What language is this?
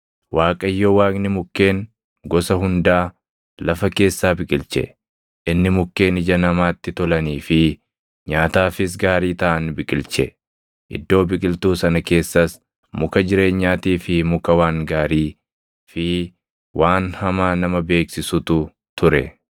Oromo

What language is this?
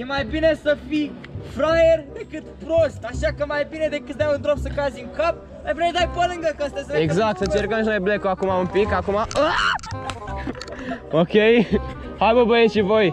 Romanian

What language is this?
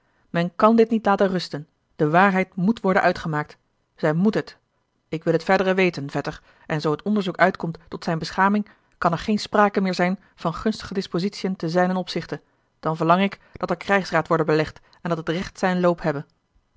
Dutch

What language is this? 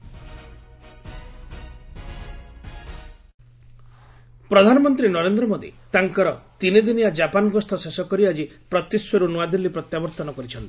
Odia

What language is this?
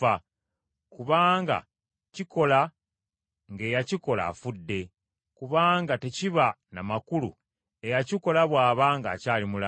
Ganda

